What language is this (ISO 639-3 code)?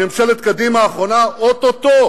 heb